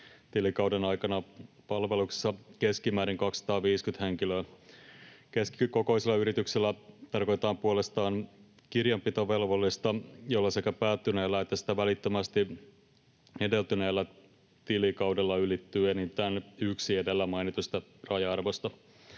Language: Finnish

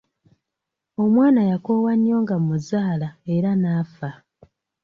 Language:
Ganda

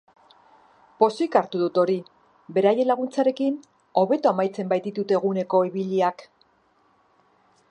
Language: Basque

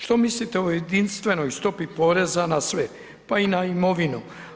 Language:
Croatian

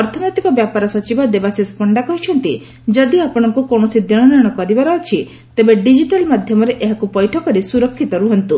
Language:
Odia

